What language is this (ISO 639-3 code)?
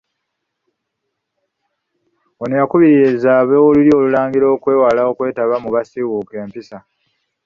lug